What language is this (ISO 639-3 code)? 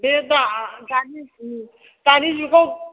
brx